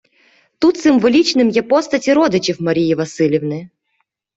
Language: Ukrainian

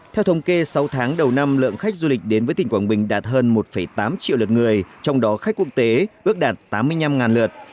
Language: Vietnamese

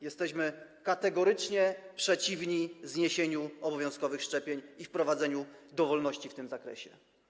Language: Polish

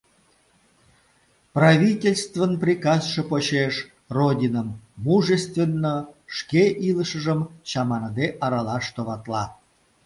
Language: Mari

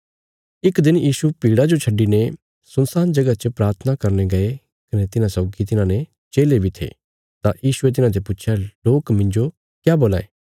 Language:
Bilaspuri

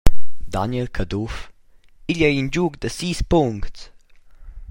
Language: Romansh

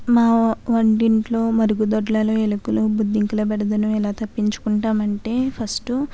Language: Telugu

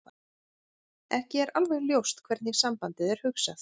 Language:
Icelandic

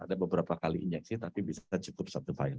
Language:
Indonesian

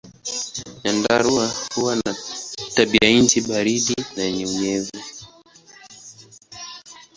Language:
Swahili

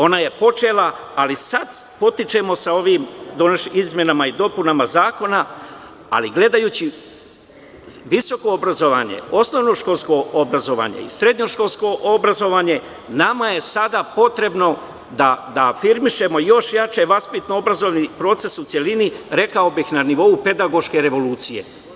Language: Serbian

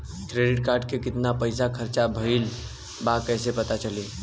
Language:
Bhojpuri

